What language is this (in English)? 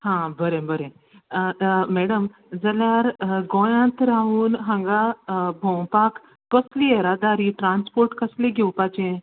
Konkani